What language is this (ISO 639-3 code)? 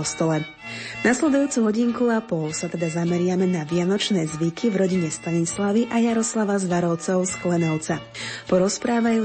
slk